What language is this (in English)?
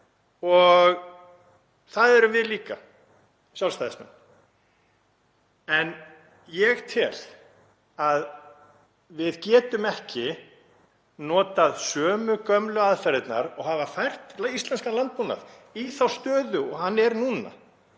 Icelandic